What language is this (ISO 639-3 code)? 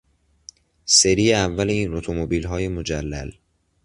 fas